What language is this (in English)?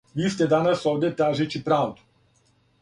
Serbian